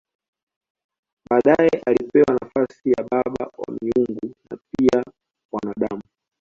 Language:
Swahili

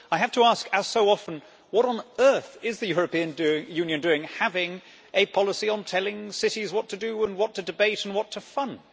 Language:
English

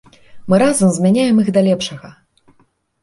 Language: Belarusian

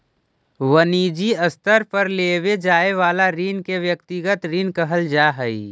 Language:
Magahi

